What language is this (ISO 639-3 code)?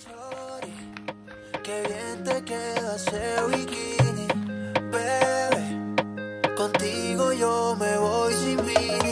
spa